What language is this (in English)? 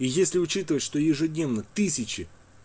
Russian